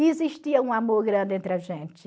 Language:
Portuguese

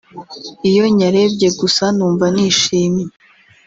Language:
Kinyarwanda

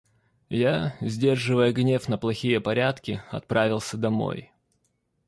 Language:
Russian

